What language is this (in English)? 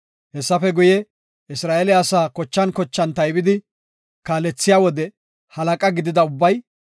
Gofa